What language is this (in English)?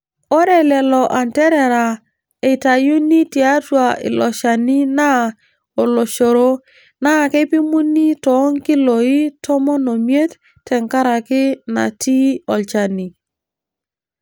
Masai